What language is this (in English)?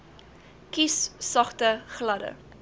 Afrikaans